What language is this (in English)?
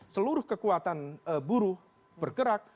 Indonesian